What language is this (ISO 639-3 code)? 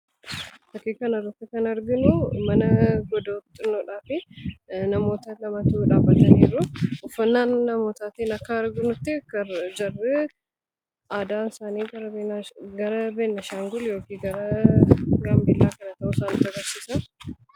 orm